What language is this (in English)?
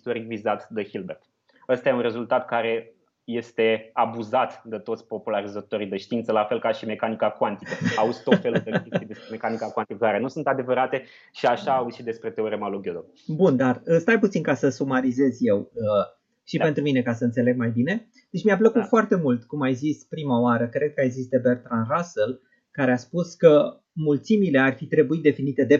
Romanian